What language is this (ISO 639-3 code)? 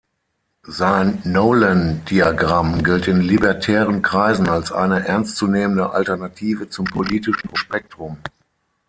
deu